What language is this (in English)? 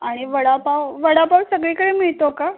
Marathi